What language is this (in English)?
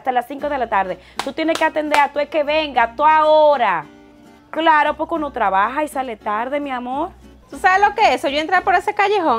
Spanish